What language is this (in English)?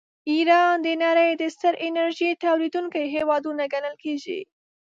Pashto